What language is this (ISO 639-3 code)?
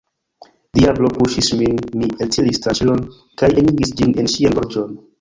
epo